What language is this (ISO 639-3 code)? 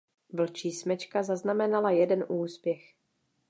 ces